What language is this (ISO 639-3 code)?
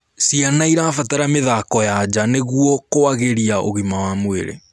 kik